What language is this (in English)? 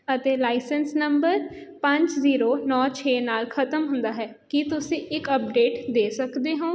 Punjabi